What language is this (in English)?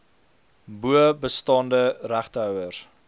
Afrikaans